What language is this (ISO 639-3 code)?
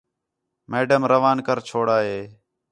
xhe